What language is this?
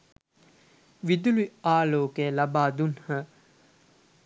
Sinhala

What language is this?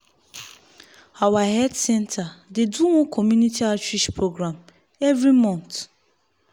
Nigerian Pidgin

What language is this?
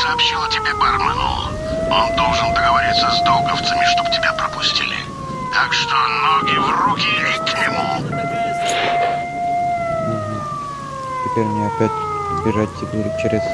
Russian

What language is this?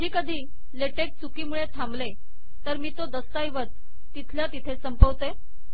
Marathi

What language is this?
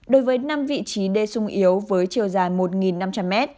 Vietnamese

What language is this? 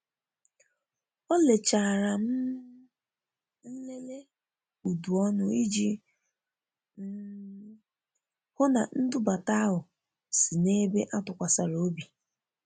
Igbo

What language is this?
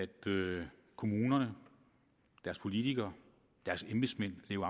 Danish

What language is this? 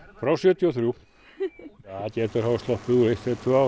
Icelandic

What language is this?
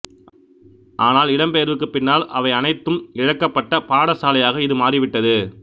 Tamil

